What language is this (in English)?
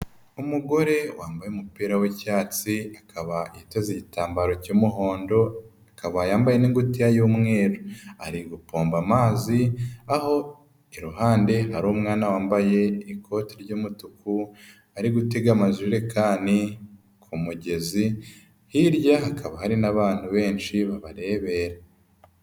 Kinyarwanda